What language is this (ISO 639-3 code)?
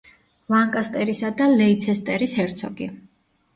kat